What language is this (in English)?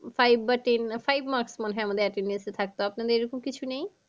Bangla